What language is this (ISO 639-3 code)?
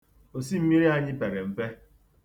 ibo